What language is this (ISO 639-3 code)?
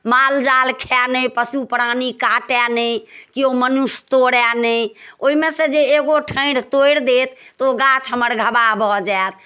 mai